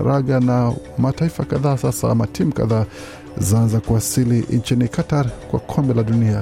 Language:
Swahili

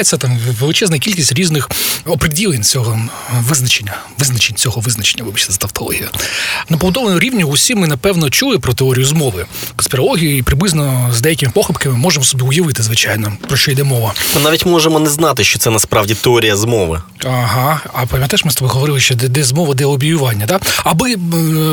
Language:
Ukrainian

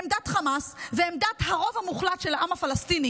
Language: Hebrew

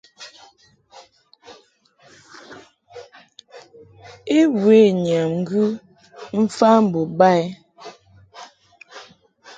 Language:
Mungaka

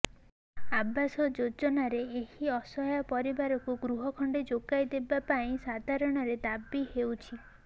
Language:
Odia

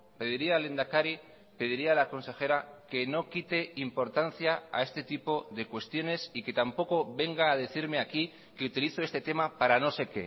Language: Spanish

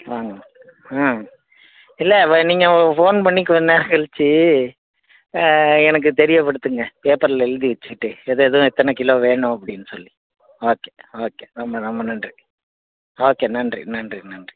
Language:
Tamil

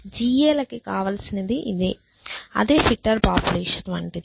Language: Telugu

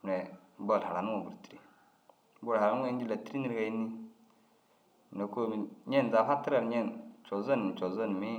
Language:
Dazaga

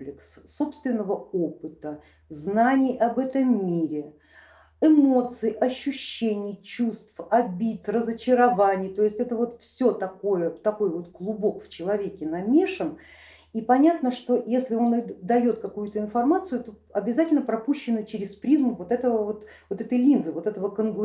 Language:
Russian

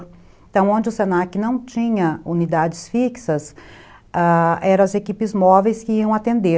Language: Portuguese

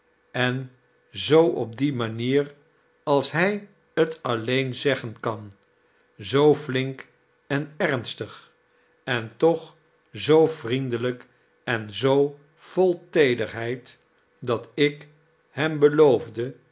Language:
Dutch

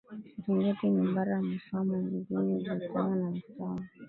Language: Swahili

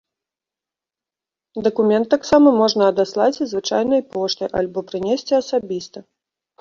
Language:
Belarusian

